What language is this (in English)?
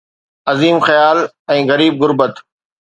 Sindhi